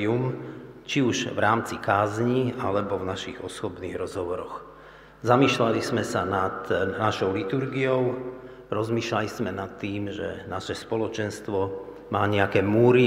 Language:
Slovak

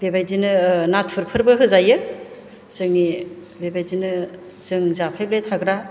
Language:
Bodo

